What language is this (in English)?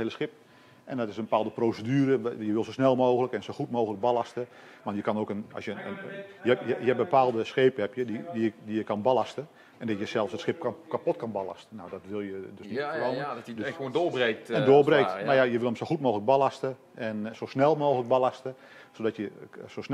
Dutch